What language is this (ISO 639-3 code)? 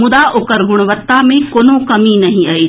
mai